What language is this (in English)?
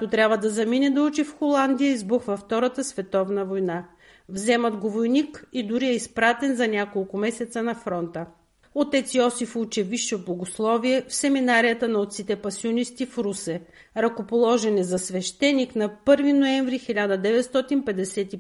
Bulgarian